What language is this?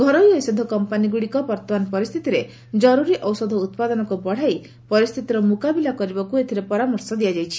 Odia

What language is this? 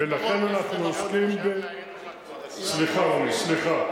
Hebrew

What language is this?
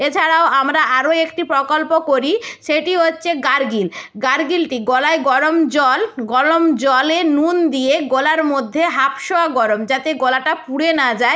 Bangla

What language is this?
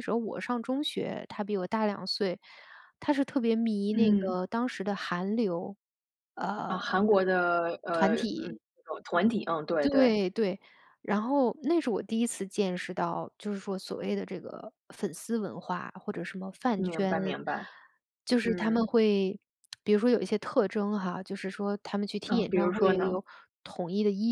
Chinese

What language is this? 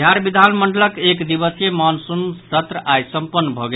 Maithili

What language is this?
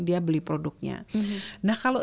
Indonesian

